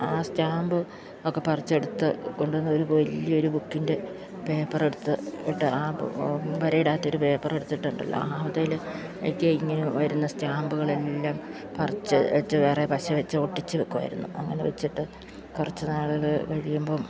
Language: Malayalam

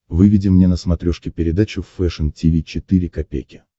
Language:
Russian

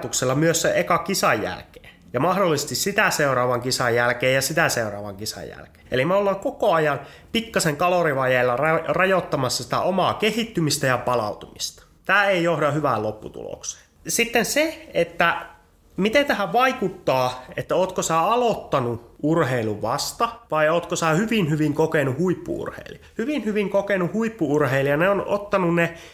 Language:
Finnish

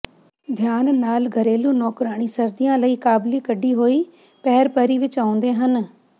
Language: Punjabi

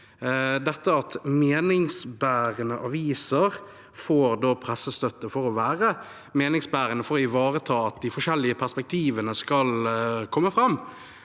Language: Norwegian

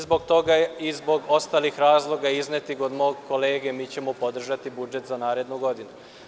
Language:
Serbian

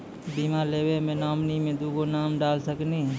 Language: Maithili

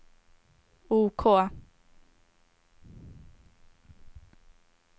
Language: Swedish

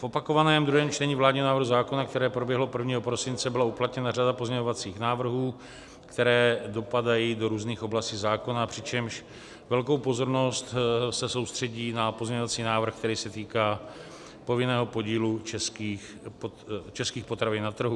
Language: Czech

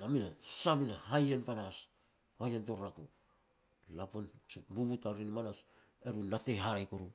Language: Petats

